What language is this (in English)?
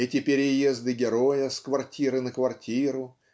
Russian